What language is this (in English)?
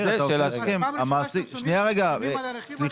Hebrew